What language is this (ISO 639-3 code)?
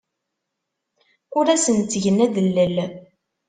kab